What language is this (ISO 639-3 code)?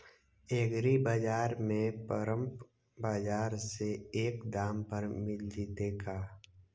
mag